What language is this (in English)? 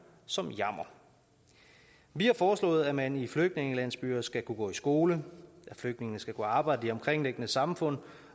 Danish